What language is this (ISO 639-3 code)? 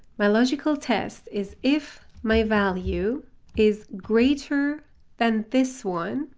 eng